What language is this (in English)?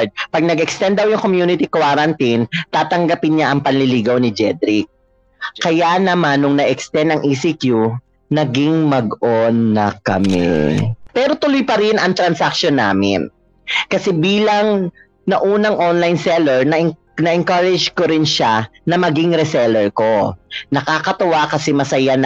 Filipino